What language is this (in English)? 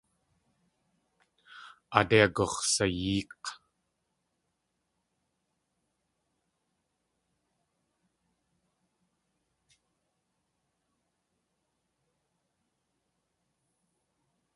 Tlingit